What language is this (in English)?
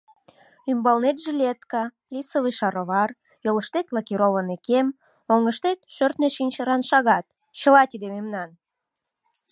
Mari